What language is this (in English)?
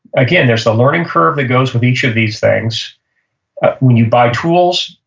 English